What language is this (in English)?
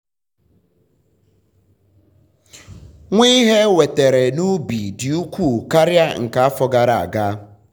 Igbo